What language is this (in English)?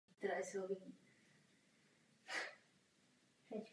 Czech